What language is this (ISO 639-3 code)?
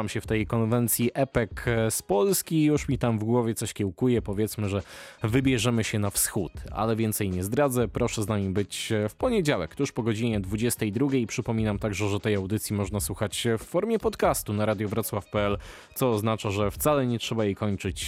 pol